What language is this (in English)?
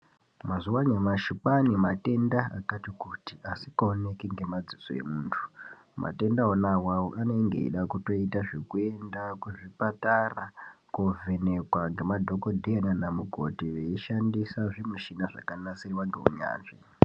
Ndau